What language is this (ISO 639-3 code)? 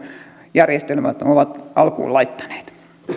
fin